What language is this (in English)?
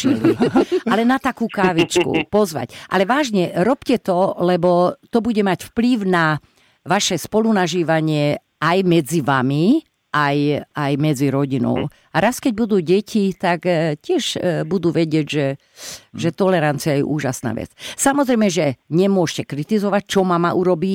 Slovak